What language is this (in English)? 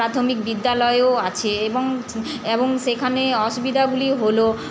Bangla